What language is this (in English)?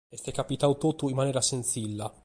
Sardinian